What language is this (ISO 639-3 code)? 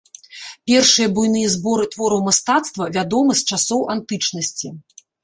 bel